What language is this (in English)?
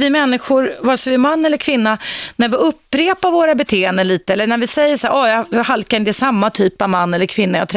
Swedish